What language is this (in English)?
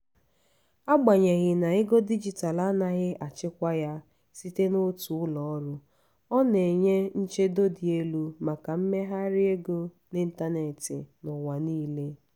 Igbo